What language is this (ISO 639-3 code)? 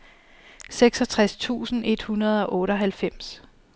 dan